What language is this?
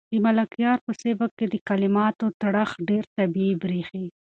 Pashto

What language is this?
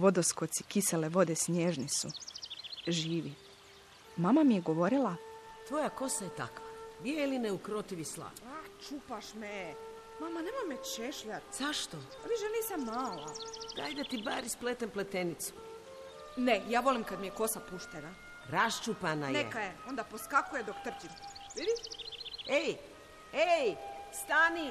Croatian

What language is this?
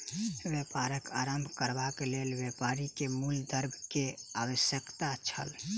Maithili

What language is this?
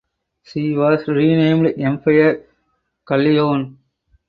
English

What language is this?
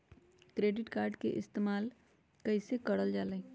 Magahi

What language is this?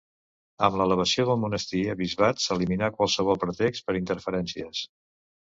Catalan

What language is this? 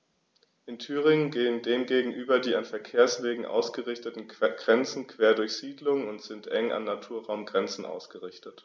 German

